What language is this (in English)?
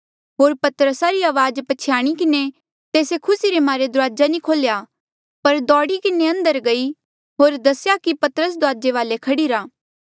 Mandeali